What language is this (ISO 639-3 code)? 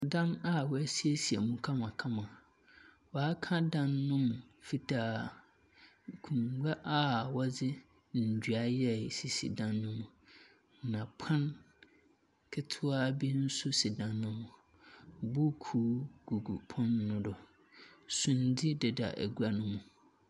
aka